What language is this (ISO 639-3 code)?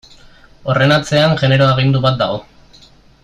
eus